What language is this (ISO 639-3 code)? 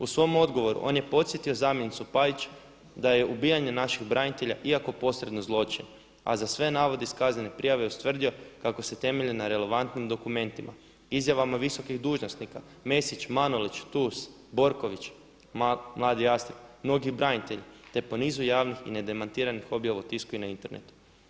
hrv